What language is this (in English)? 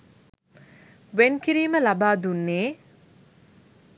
Sinhala